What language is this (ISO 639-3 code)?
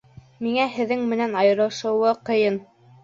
bak